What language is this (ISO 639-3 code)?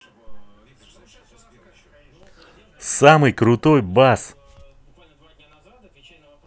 rus